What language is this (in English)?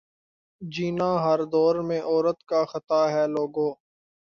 Urdu